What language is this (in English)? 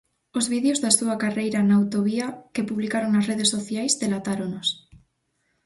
Galician